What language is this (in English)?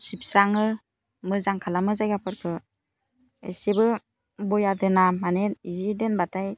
Bodo